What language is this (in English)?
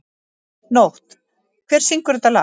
Icelandic